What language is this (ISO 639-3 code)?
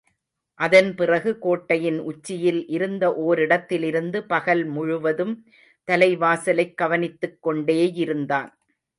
tam